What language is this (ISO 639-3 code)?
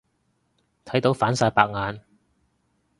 yue